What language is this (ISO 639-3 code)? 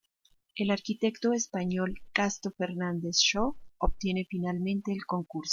spa